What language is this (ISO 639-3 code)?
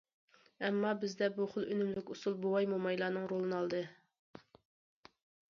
uig